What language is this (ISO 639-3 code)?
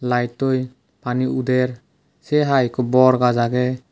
ccp